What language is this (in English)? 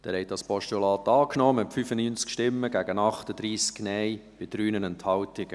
Swiss German